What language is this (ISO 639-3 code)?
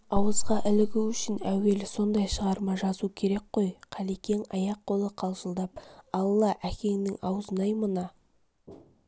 kaz